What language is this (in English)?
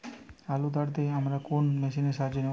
Bangla